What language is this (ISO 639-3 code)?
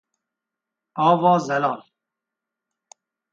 kur